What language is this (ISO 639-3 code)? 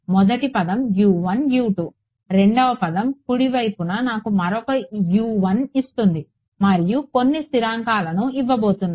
tel